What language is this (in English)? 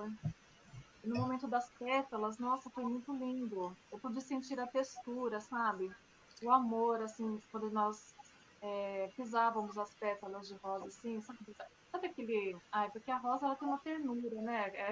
Portuguese